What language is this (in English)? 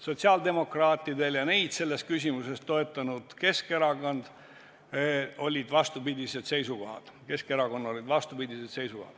Estonian